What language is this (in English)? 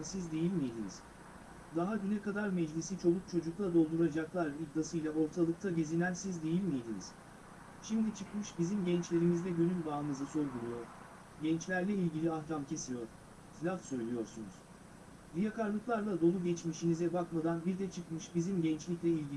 Turkish